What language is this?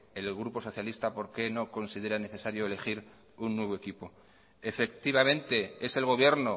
Spanish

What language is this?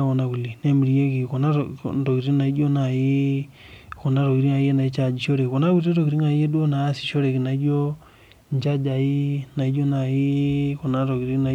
Masai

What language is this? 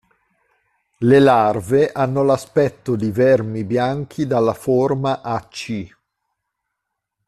Italian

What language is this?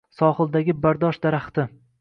Uzbek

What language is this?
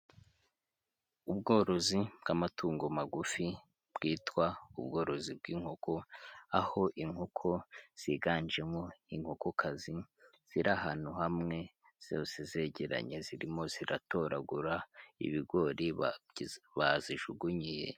Kinyarwanda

